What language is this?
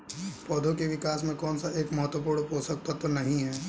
Hindi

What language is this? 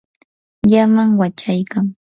Yanahuanca Pasco Quechua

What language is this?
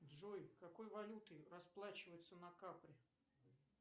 Russian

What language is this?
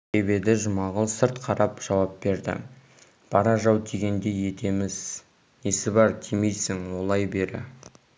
Kazakh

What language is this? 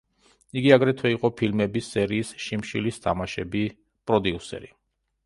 Georgian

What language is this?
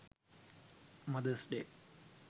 Sinhala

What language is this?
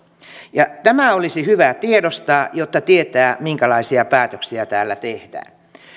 Finnish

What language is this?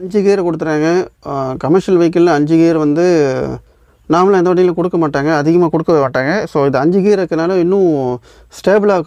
English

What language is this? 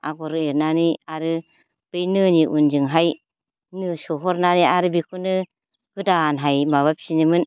Bodo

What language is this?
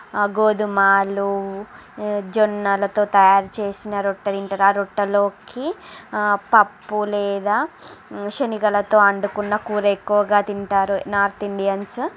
Telugu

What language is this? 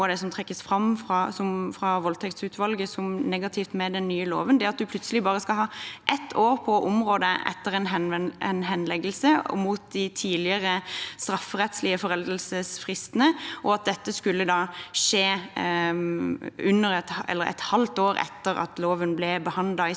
Norwegian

